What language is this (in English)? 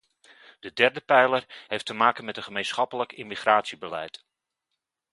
Dutch